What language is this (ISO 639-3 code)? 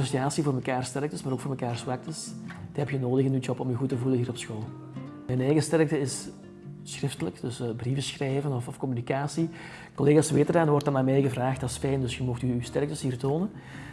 nld